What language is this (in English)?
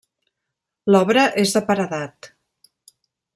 Catalan